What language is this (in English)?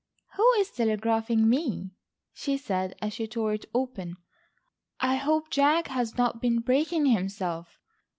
English